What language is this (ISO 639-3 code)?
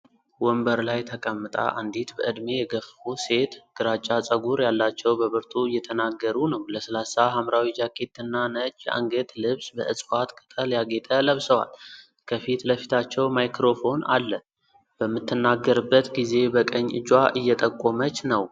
amh